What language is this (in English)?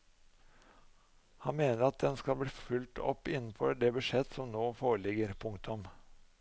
Norwegian